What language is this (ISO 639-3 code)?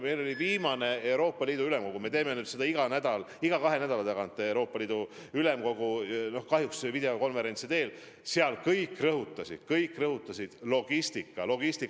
est